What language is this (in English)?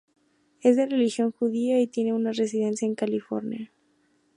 Spanish